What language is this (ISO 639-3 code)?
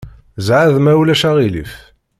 kab